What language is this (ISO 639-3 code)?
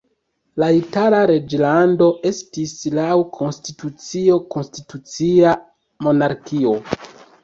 epo